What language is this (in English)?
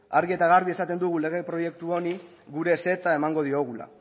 Basque